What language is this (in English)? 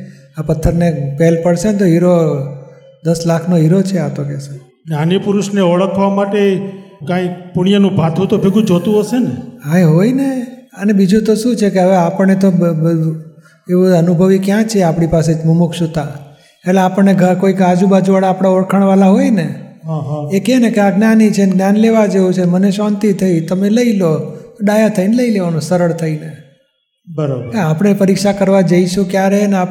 Gujarati